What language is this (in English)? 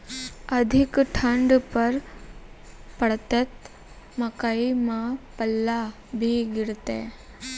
Maithili